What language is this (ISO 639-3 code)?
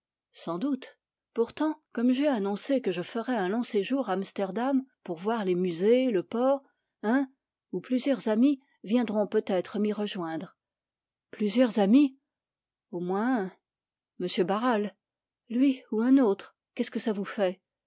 fra